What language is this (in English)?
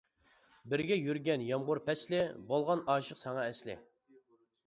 Uyghur